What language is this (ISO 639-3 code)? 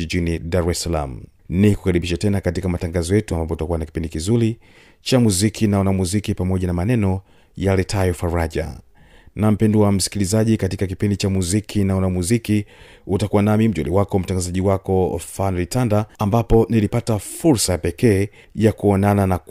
swa